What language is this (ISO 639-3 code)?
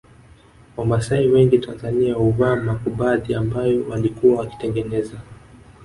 swa